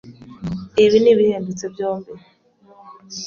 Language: Kinyarwanda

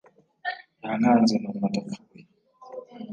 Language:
Kinyarwanda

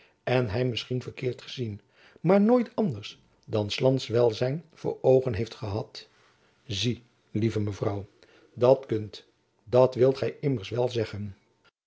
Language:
Dutch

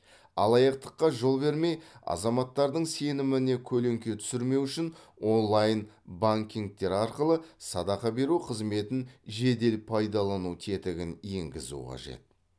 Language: Kazakh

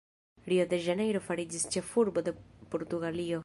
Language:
Esperanto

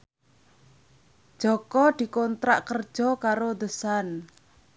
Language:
Javanese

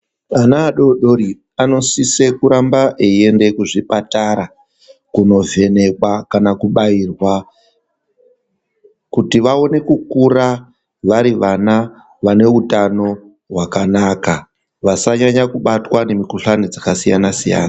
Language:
Ndau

